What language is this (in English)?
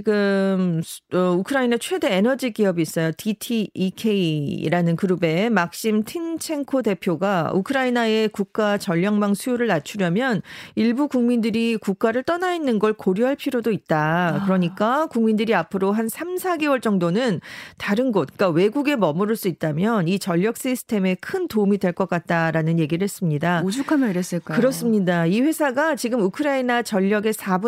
Korean